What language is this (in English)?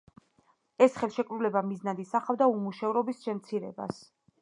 Georgian